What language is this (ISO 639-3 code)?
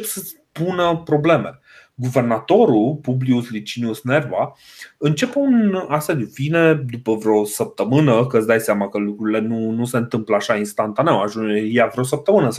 ron